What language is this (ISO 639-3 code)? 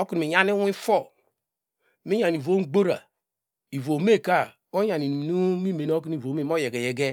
deg